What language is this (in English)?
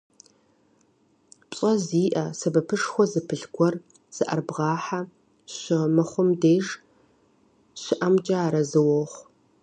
Kabardian